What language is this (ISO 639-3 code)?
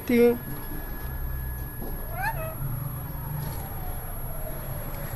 ara